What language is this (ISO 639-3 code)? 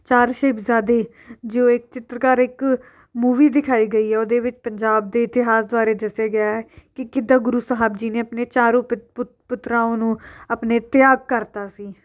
pan